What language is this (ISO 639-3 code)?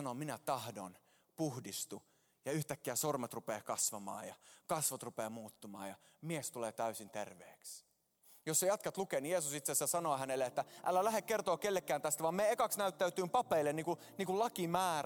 fin